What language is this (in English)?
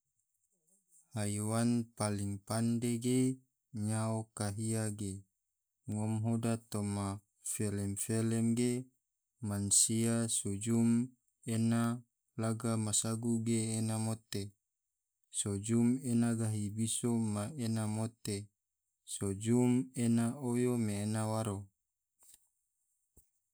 Tidore